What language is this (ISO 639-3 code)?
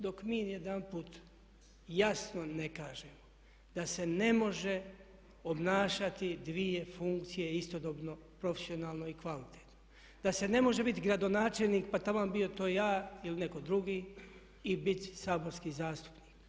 hrv